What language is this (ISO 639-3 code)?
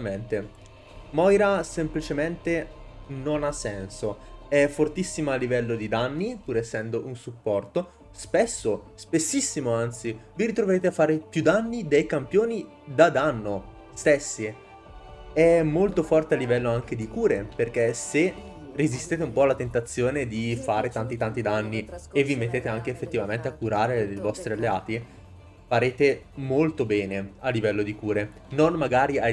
ita